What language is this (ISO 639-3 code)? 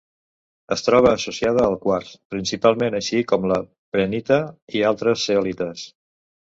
cat